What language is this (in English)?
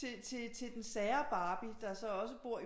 Danish